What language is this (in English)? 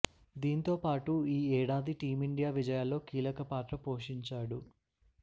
Telugu